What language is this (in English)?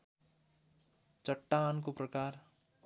Nepali